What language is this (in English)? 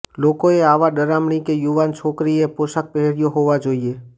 Gujarati